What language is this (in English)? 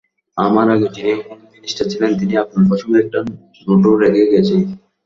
Bangla